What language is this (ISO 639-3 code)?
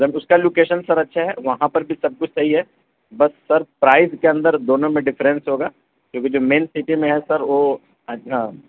urd